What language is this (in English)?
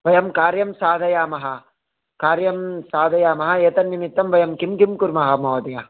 Sanskrit